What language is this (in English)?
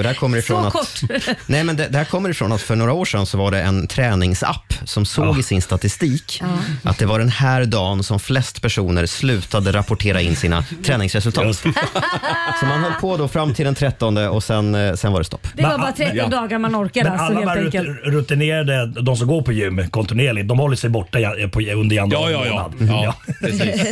Swedish